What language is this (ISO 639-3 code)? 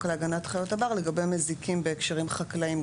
heb